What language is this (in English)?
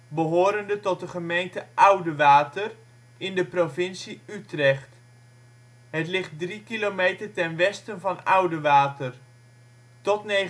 Dutch